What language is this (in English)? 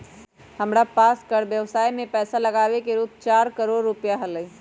Magahi